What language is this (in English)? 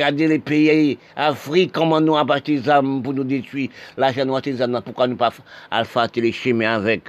French